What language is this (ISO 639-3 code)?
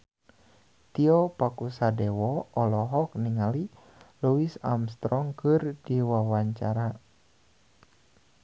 sun